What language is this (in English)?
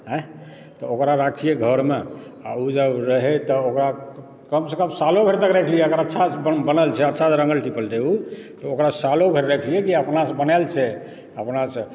Maithili